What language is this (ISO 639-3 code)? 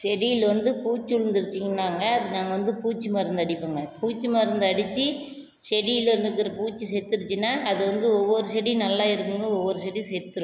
tam